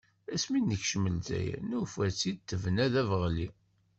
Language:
Kabyle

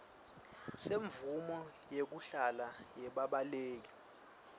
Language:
Swati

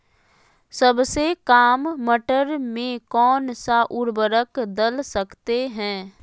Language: Magahi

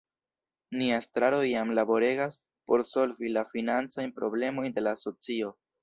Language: Esperanto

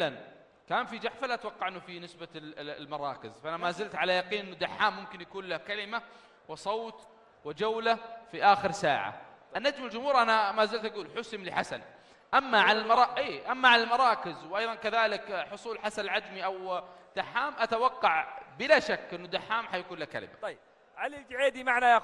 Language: Arabic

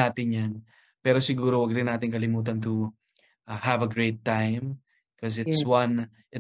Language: Filipino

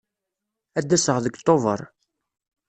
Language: Kabyle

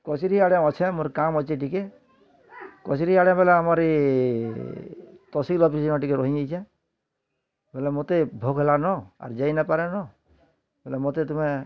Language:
Odia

